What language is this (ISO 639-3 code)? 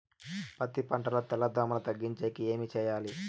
tel